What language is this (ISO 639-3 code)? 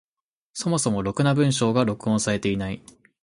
jpn